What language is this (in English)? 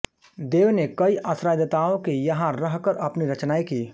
Hindi